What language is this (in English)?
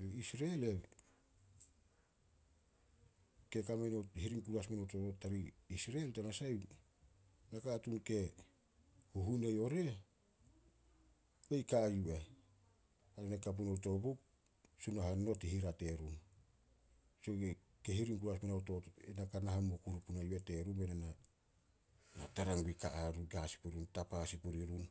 Solos